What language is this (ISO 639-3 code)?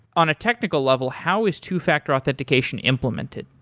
eng